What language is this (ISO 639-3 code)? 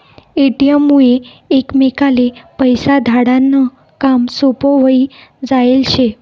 mar